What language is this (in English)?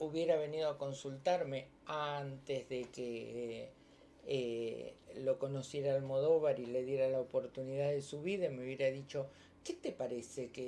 Spanish